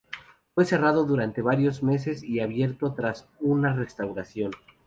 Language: Spanish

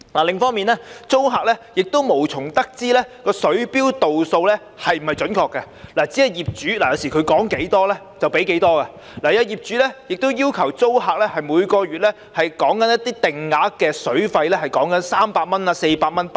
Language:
Cantonese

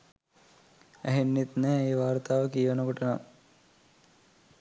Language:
Sinhala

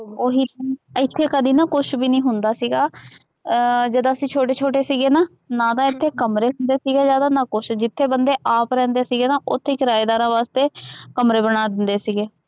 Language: Punjabi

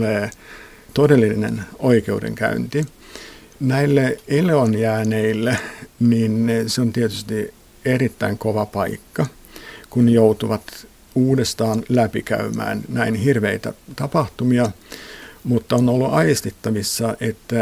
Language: Finnish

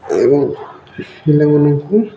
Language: Odia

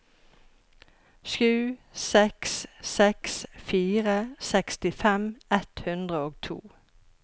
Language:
Norwegian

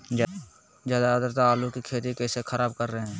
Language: Magahi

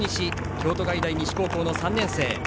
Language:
Japanese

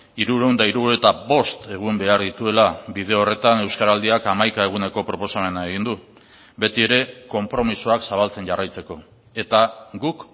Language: Basque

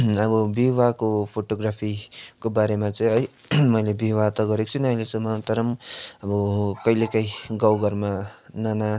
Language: Nepali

